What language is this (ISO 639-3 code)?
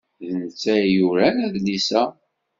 kab